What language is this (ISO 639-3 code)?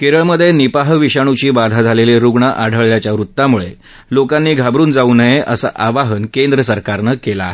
mar